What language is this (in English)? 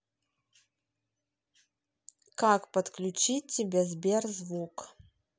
Russian